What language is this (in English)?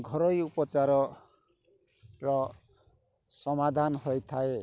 Odia